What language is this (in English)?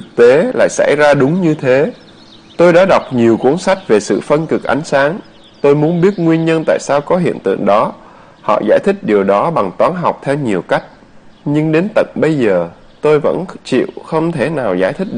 Vietnamese